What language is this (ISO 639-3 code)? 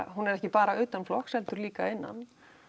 isl